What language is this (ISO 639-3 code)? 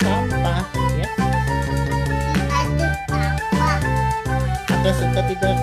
ind